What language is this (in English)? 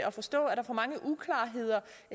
Danish